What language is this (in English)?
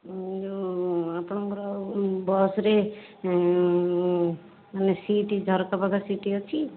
Odia